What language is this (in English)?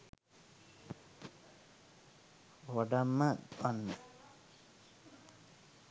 Sinhala